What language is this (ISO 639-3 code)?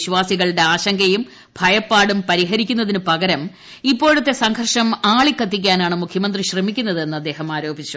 mal